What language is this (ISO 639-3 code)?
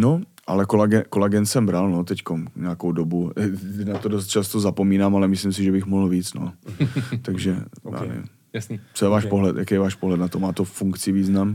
ces